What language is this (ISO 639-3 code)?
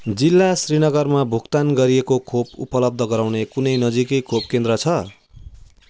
nep